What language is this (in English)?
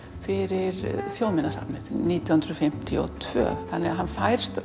Icelandic